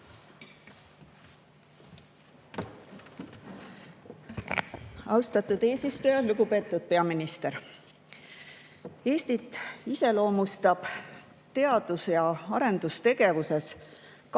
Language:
Estonian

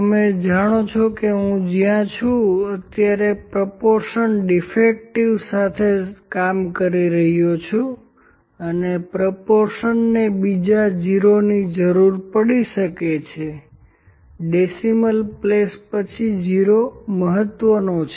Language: Gujarati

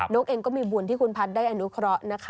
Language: Thai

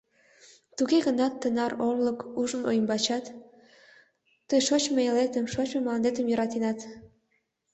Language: Mari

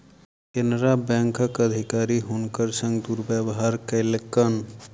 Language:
Maithili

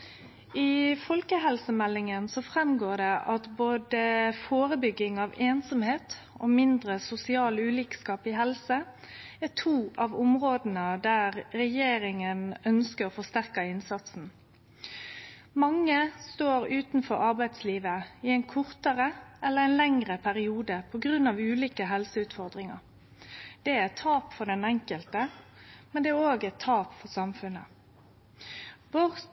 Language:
Norwegian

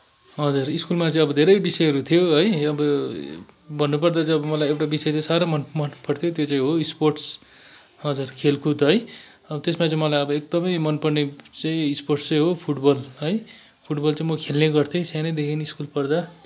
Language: Nepali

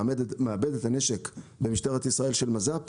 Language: Hebrew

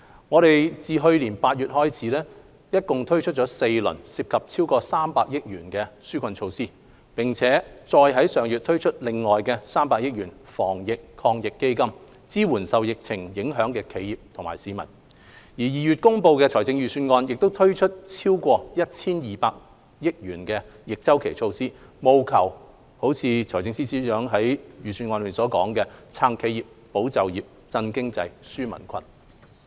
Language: Cantonese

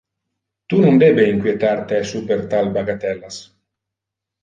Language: Interlingua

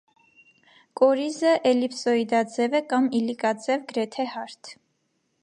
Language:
Armenian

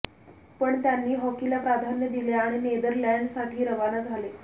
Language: Marathi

